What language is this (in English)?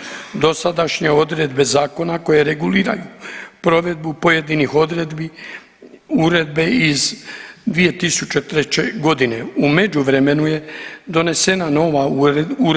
Croatian